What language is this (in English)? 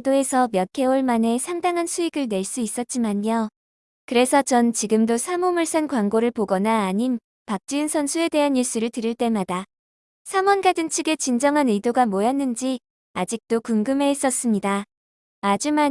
Korean